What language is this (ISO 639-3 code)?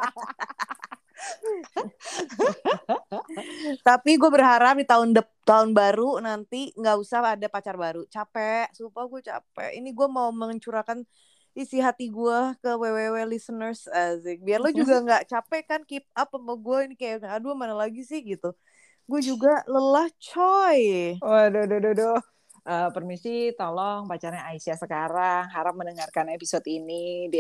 ind